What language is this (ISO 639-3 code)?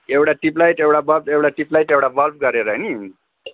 nep